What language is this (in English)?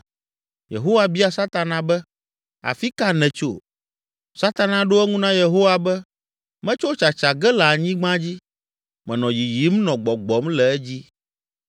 Ewe